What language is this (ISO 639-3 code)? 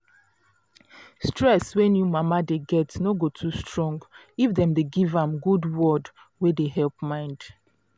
pcm